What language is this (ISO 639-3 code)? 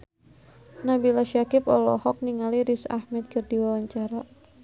sun